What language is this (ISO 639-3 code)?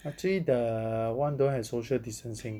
eng